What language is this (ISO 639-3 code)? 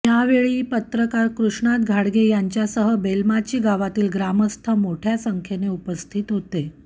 mar